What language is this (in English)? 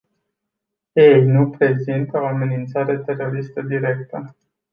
Romanian